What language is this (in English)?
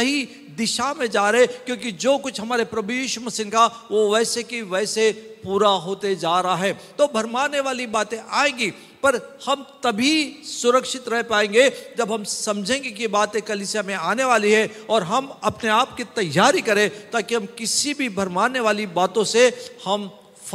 Hindi